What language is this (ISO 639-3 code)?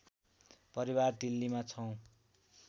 nep